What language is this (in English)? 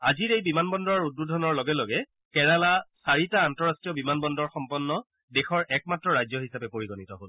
Assamese